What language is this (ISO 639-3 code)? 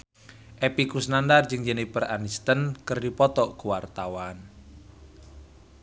sun